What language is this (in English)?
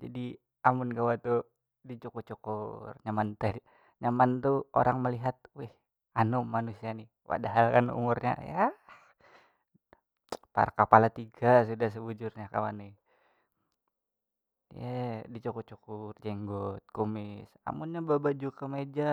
Banjar